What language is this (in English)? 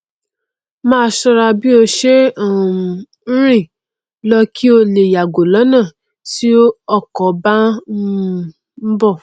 Yoruba